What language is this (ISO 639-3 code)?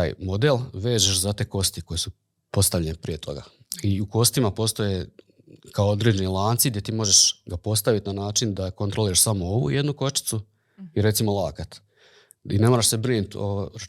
hrv